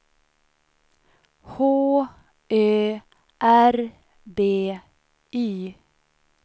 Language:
Swedish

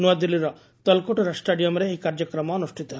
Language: Odia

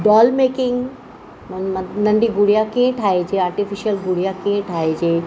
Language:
Sindhi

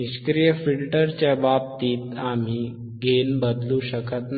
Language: Marathi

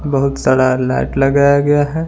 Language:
Hindi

